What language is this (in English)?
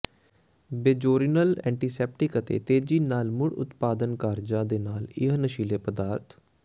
Punjabi